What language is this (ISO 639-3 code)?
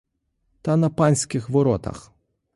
ukr